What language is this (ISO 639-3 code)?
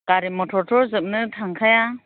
brx